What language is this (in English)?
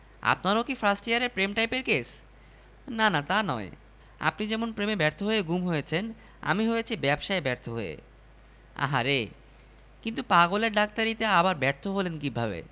Bangla